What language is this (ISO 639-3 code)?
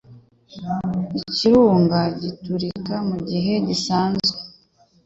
kin